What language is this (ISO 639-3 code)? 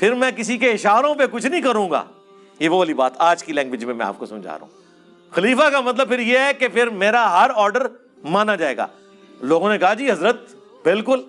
urd